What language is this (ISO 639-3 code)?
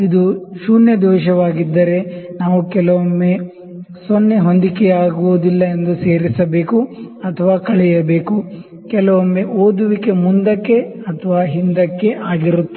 kan